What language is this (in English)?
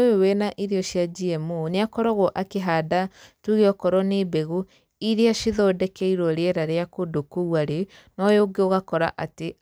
Kikuyu